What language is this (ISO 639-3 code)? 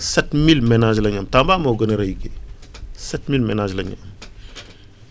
wol